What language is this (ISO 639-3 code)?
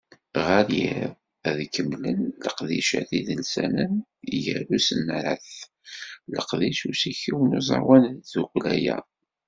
kab